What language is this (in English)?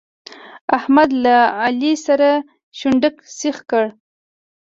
Pashto